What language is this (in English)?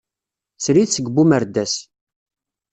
Kabyle